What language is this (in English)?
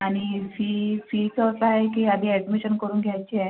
Marathi